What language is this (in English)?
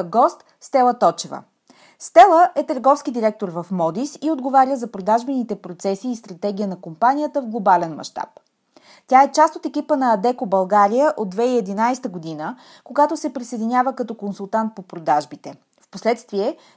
Bulgarian